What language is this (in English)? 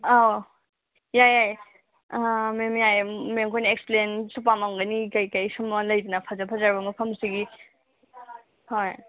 Manipuri